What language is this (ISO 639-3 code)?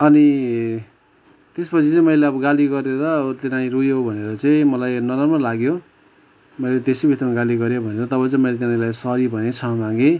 nep